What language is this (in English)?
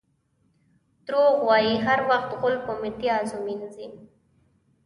Pashto